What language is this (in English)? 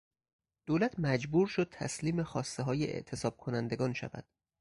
Persian